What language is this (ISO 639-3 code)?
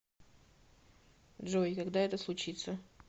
rus